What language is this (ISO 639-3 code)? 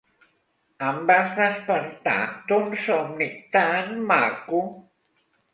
cat